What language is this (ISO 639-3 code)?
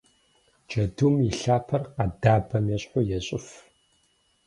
kbd